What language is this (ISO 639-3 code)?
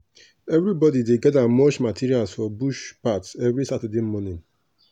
pcm